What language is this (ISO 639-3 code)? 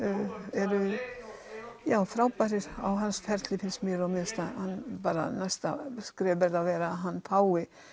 isl